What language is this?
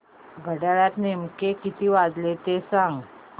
Marathi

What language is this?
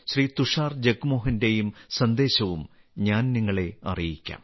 Malayalam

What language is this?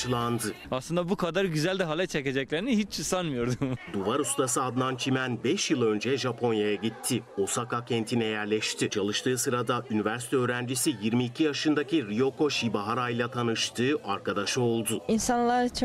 Turkish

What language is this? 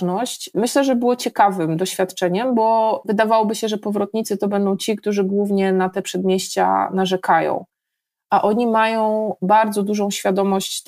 Polish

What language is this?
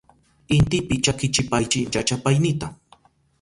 Southern Pastaza Quechua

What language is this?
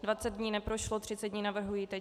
Czech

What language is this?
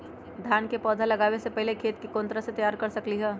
Magahi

